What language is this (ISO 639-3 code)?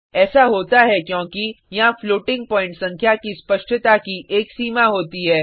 hin